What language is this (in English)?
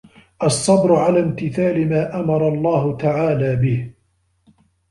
Arabic